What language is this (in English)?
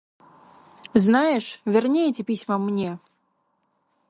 Russian